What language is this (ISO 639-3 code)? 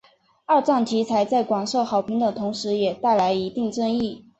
zho